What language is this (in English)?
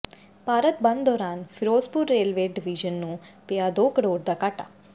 Punjabi